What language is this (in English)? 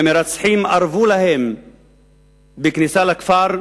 Hebrew